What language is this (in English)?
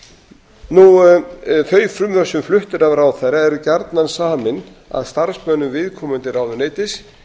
Icelandic